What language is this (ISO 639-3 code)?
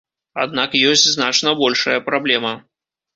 bel